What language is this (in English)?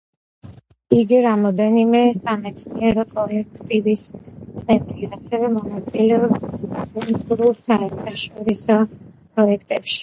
Georgian